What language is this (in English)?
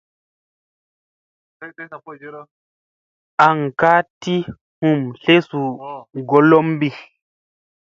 Musey